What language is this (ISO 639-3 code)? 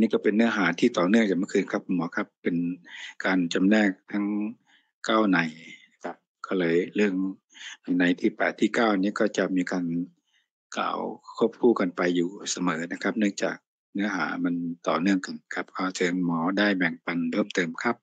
tha